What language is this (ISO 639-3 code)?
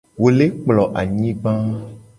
gej